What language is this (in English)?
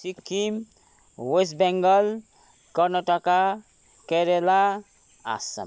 Nepali